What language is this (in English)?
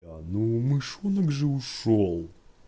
Russian